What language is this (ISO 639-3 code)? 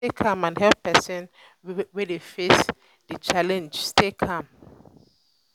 pcm